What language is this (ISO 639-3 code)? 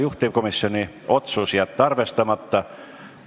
est